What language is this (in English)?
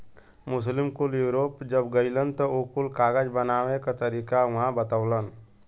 Bhojpuri